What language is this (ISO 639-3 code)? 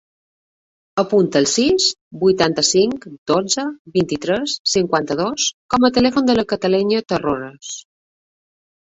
cat